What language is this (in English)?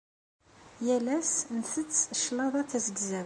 Kabyle